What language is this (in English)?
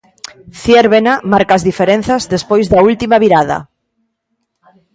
Galician